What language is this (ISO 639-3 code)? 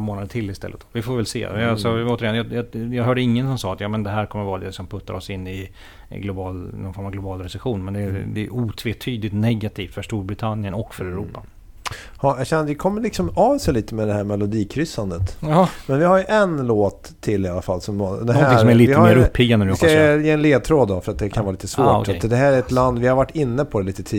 swe